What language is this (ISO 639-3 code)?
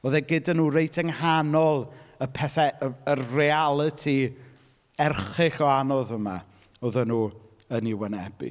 cym